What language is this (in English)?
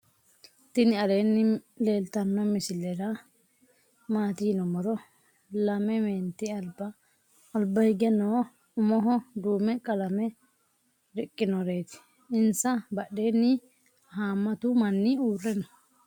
Sidamo